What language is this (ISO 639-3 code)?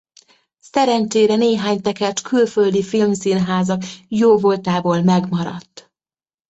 hun